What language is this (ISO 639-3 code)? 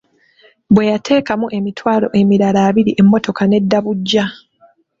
lug